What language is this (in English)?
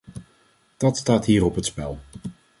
Dutch